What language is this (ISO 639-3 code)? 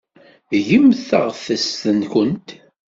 kab